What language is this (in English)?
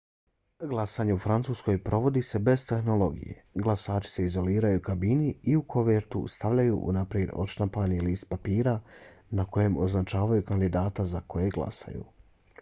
Bosnian